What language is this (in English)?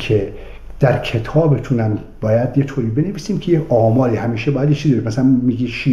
Persian